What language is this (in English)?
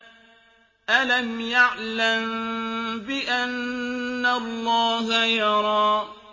Arabic